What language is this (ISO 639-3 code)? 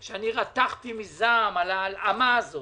heb